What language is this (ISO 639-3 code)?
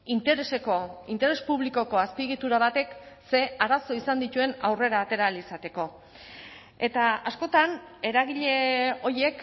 eus